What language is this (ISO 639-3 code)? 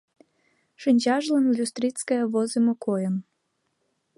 chm